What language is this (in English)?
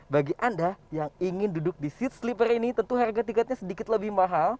Indonesian